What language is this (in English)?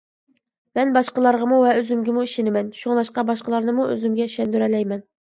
Uyghur